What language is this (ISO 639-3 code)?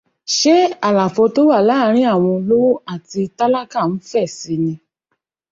yor